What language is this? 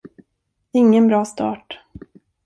Swedish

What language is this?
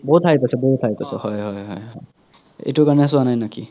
Assamese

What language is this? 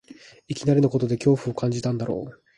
Japanese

